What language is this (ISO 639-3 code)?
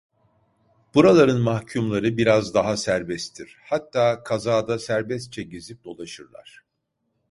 tur